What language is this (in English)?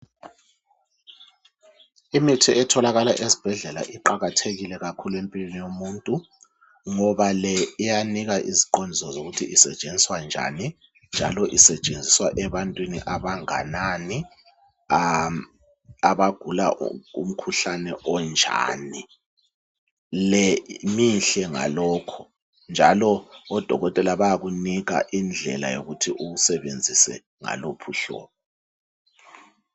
North Ndebele